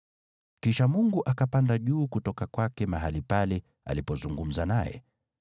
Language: Swahili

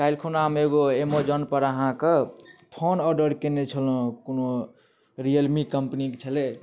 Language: Maithili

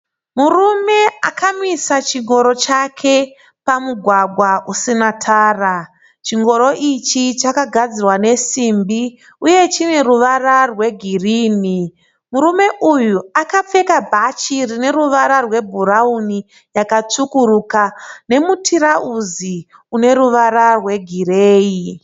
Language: Shona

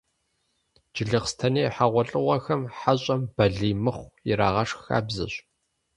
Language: Kabardian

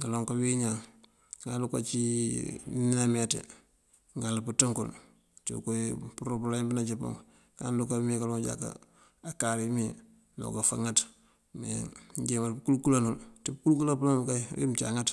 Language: Mandjak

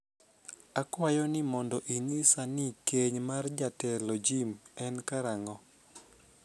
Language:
Luo (Kenya and Tanzania)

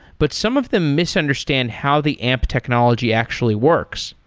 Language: English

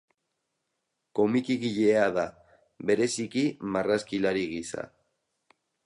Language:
Basque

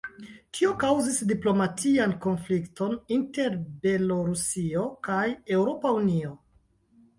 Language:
Esperanto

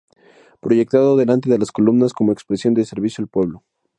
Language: Spanish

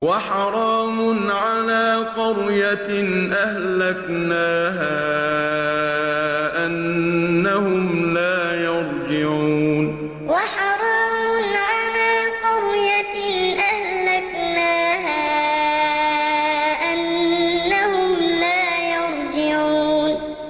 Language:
Arabic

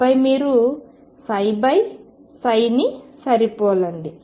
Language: Telugu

